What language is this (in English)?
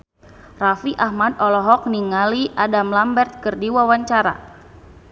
Sundanese